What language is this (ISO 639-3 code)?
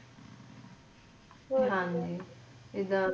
pan